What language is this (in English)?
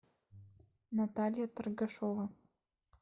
Russian